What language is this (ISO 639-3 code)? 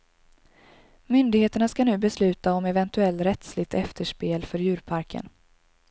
swe